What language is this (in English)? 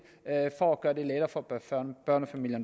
Danish